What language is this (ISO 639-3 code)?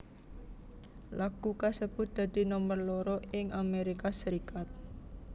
jav